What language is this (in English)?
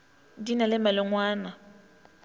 Northern Sotho